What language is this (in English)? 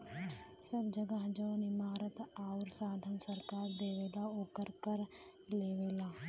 Bhojpuri